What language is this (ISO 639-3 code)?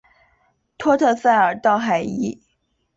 zho